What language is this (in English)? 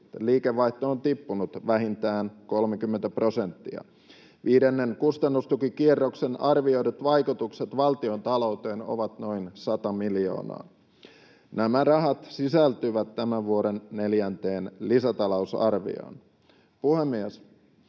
Finnish